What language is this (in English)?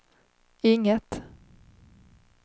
Swedish